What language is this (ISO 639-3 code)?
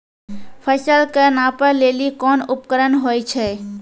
mai